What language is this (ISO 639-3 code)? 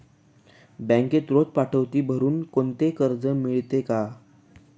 mar